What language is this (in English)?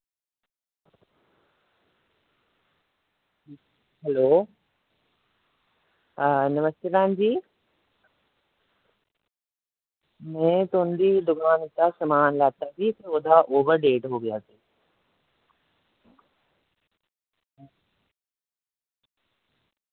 Dogri